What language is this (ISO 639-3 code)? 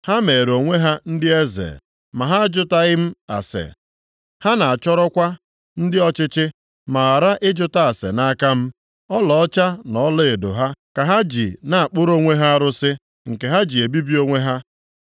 ibo